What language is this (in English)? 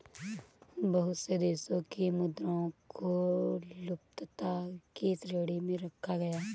Hindi